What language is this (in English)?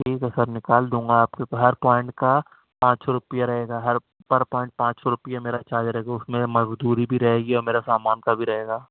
Urdu